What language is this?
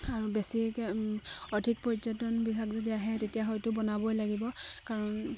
Assamese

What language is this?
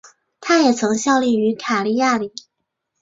Chinese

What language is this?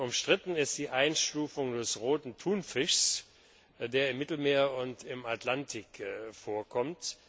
German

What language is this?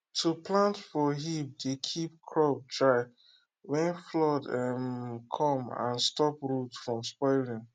Nigerian Pidgin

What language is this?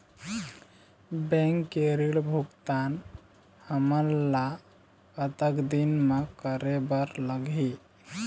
Chhattisgarhi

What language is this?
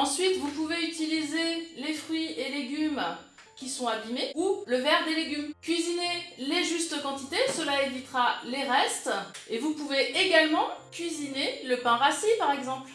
French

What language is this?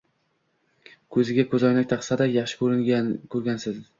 Uzbek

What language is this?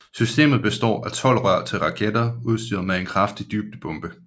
Danish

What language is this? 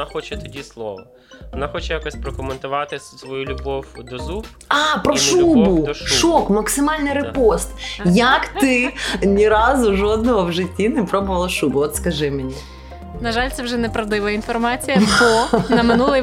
Ukrainian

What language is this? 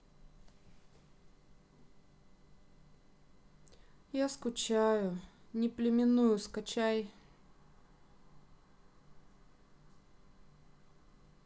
Russian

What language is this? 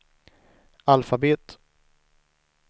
Swedish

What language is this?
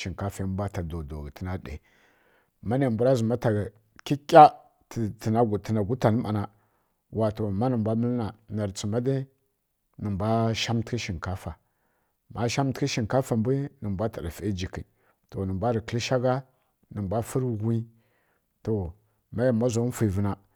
Kirya-Konzəl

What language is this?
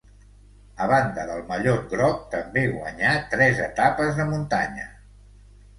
Catalan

